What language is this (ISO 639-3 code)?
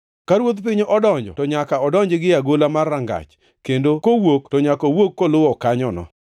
luo